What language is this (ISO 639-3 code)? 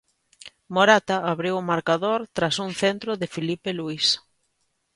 glg